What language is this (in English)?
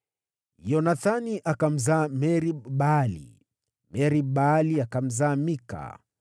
Swahili